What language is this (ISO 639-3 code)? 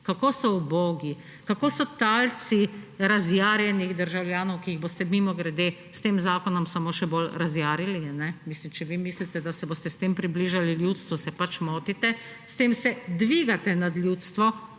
slv